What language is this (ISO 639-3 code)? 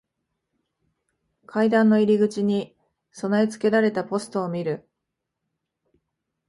jpn